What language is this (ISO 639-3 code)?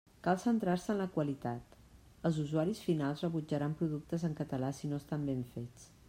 cat